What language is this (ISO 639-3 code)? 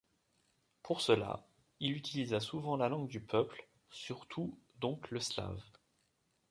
fra